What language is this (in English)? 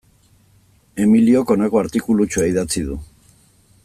Basque